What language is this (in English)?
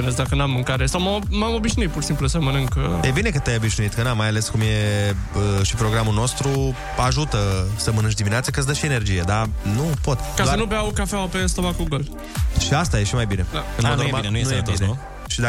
Romanian